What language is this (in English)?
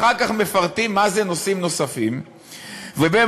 Hebrew